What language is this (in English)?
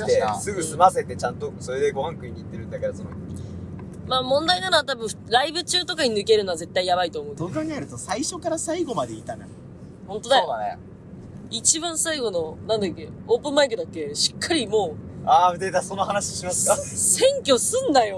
Japanese